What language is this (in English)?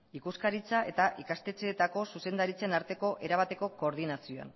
Basque